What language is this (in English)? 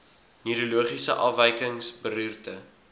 Afrikaans